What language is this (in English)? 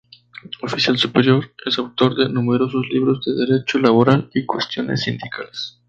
Spanish